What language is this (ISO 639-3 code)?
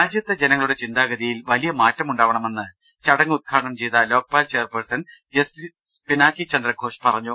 mal